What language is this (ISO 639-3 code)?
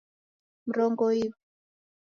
dav